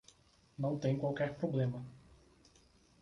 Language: Portuguese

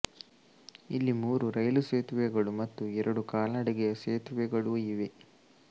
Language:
Kannada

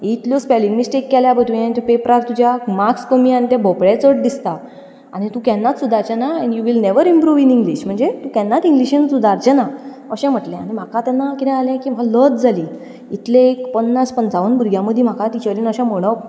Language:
Konkani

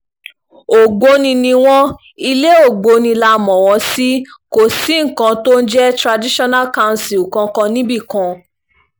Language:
Yoruba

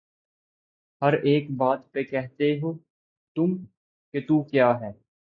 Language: Urdu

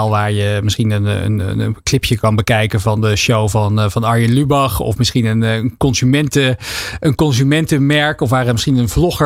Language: Dutch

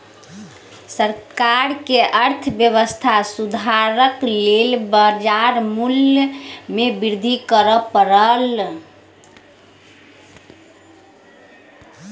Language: Maithili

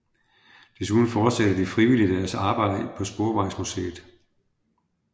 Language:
Danish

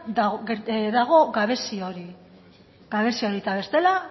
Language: Basque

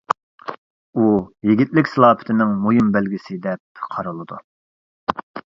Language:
Uyghur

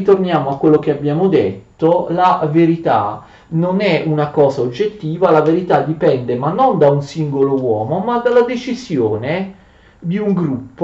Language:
Italian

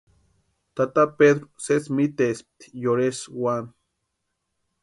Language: Western Highland Purepecha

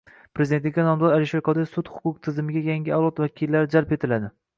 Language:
Uzbek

